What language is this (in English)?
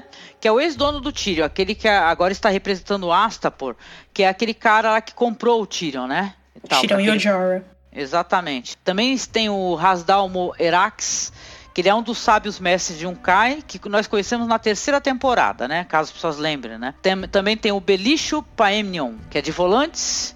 Portuguese